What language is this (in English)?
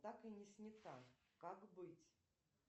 Russian